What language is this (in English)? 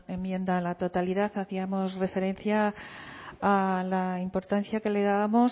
Spanish